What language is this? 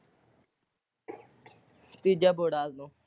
Punjabi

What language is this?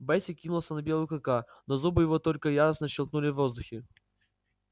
Russian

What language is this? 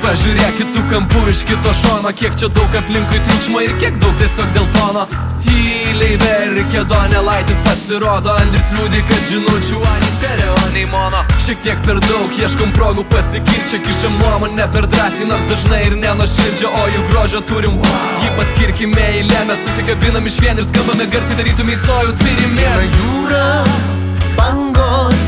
Romanian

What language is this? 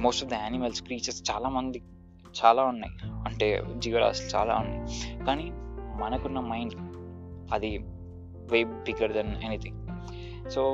Telugu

